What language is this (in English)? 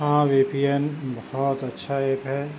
Urdu